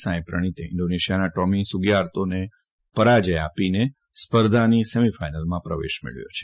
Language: Gujarati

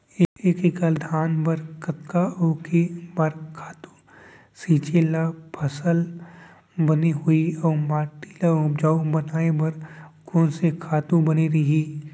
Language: Chhattisgarhi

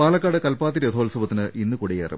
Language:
Malayalam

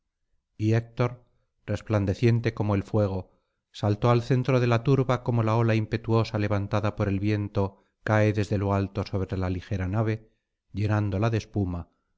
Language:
Spanish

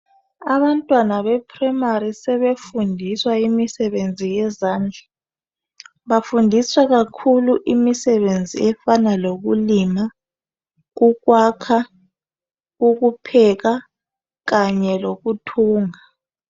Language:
North Ndebele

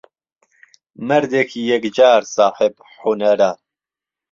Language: Central Kurdish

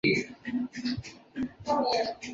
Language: Chinese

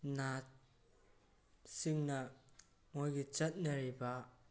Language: Manipuri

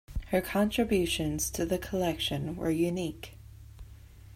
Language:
English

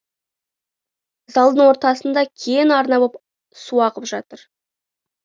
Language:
Kazakh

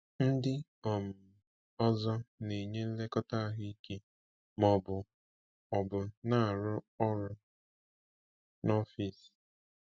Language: Igbo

